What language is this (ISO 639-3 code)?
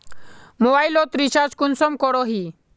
mag